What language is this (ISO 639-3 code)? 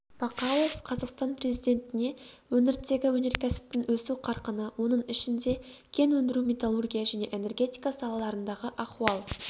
kaz